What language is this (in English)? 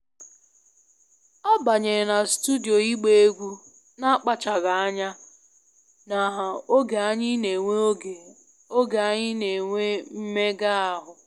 Igbo